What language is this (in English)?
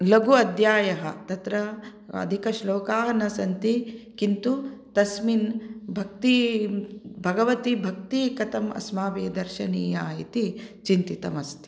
Sanskrit